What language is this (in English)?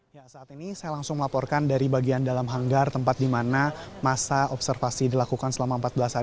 Indonesian